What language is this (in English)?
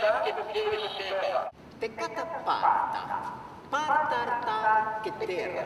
Hebrew